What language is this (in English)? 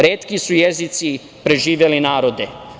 Serbian